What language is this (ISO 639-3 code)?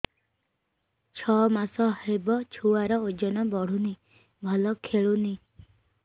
ori